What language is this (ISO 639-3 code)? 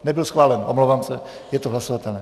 ces